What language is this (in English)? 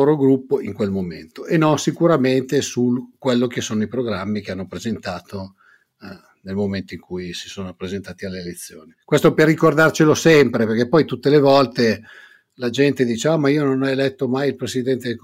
Italian